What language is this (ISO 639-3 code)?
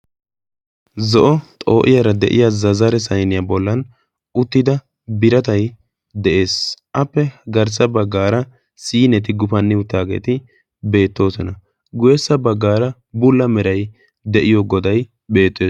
wal